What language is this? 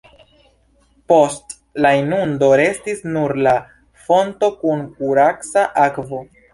Esperanto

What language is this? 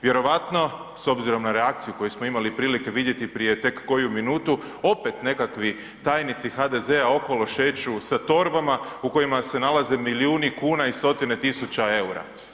Croatian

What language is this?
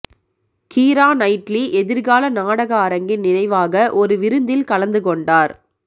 Tamil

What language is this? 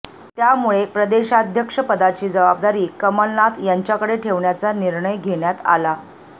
Marathi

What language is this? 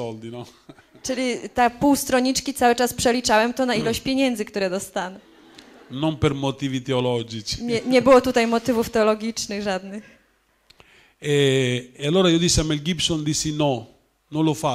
Polish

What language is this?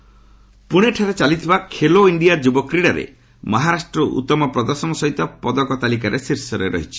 Odia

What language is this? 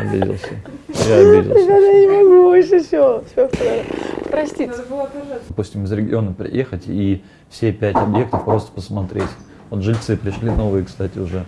Russian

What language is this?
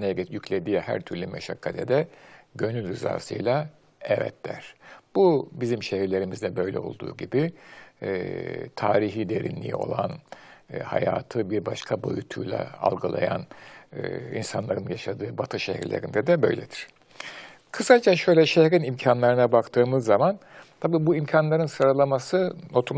Turkish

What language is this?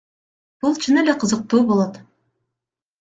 Kyrgyz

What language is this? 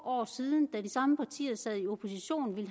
Danish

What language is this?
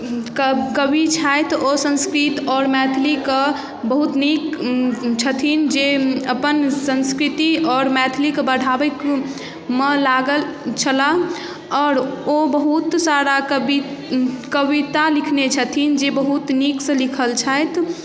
Maithili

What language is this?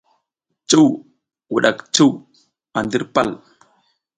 South Giziga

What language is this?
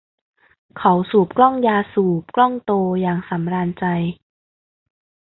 Thai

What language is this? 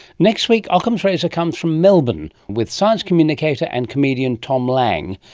English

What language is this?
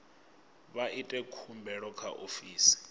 Venda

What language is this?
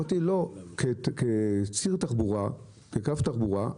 Hebrew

